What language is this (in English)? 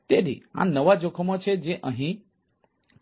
Gujarati